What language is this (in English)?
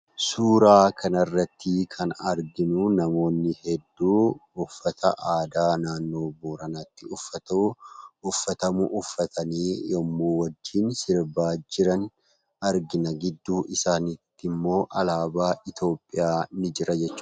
Oromo